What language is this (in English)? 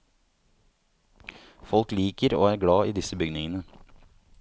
Norwegian